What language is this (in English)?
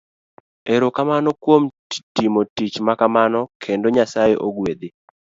Luo (Kenya and Tanzania)